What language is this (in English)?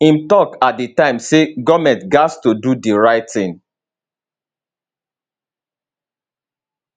Nigerian Pidgin